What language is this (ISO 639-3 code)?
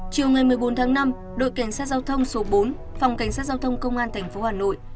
vie